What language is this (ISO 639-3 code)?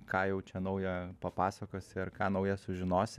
lit